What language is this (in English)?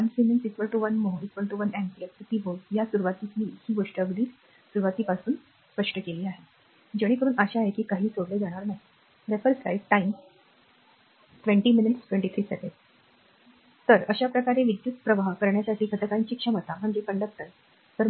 Marathi